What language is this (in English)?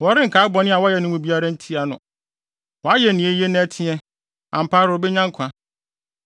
Akan